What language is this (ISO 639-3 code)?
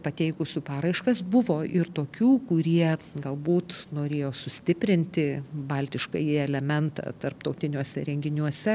lit